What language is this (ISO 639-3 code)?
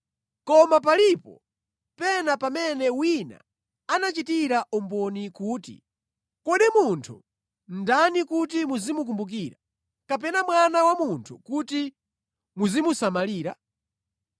nya